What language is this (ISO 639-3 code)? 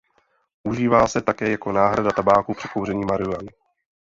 ces